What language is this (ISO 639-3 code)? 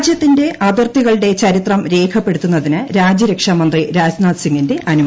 mal